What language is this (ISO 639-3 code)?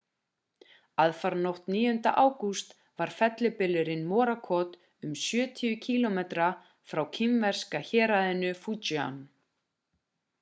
isl